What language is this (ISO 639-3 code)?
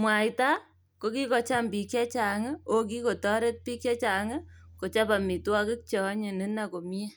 kln